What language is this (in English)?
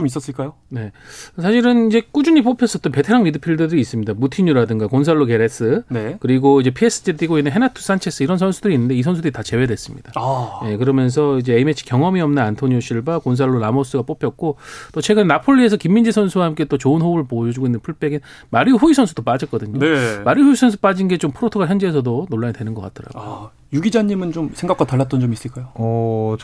Korean